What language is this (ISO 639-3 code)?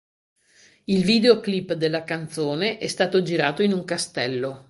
ita